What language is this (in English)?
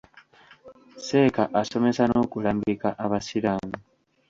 Ganda